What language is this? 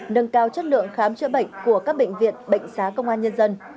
Vietnamese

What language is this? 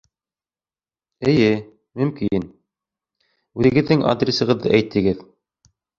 Bashkir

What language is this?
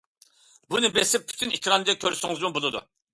Uyghur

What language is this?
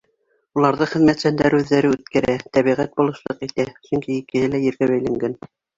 Bashkir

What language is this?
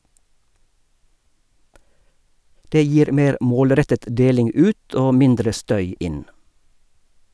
Norwegian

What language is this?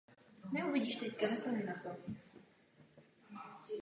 Czech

